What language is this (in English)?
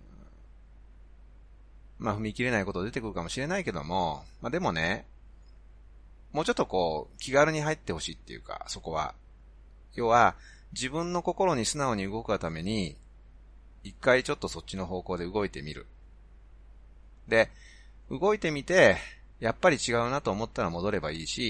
Japanese